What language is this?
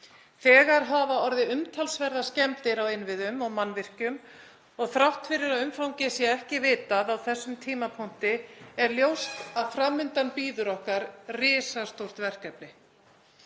Icelandic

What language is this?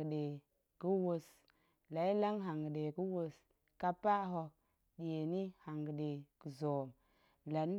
Goemai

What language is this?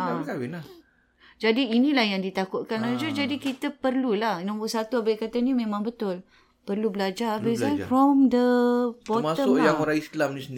Malay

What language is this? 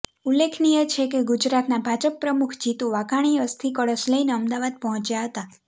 Gujarati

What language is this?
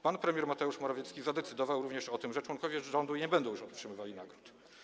Polish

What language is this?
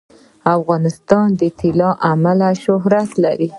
Pashto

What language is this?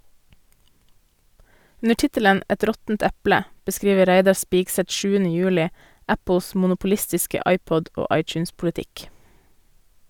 Norwegian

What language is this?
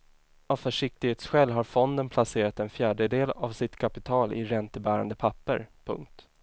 Swedish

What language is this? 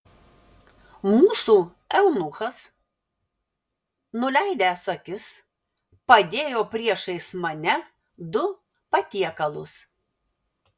Lithuanian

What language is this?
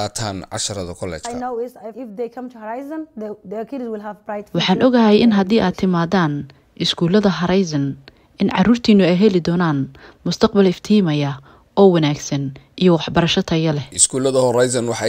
Arabic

